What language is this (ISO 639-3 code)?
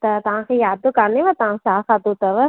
snd